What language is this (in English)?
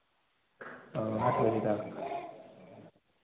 Hindi